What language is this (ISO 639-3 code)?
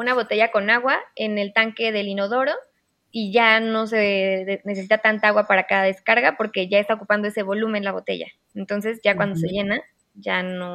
spa